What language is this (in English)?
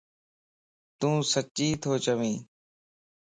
Lasi